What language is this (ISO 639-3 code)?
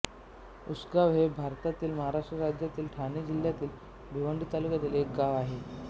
mar